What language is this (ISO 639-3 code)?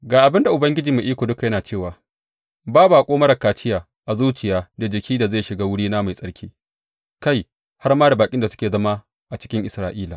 hau